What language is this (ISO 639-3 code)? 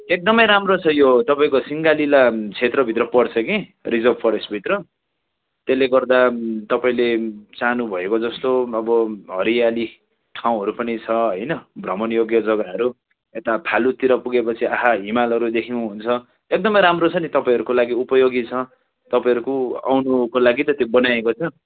nep